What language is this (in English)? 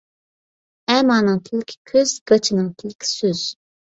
Uyghur